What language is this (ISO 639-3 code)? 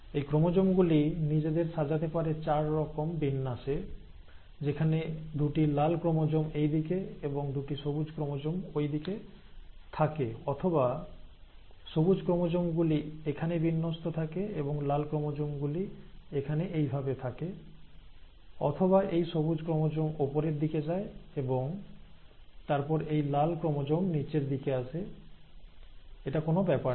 ben